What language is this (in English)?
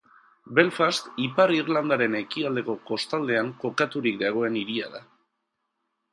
Basque